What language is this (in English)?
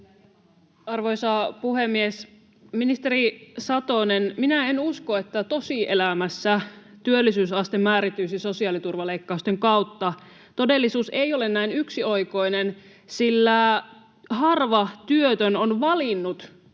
Finnish